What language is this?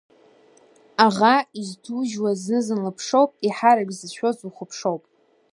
Abkhazian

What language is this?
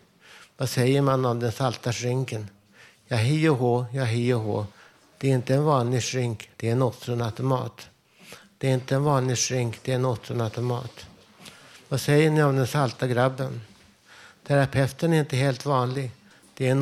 Swedish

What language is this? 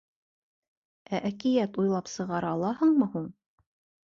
Bashkir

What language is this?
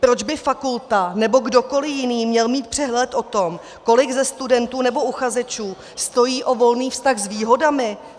Czech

